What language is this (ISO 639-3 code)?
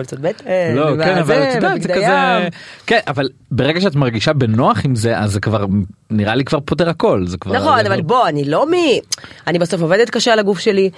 heb